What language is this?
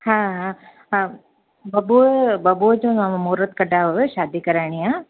Sindhi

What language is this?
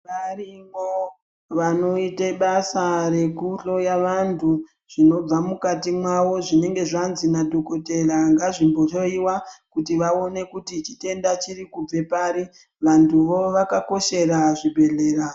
Ndau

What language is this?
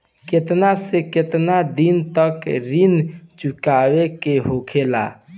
Bhojpuri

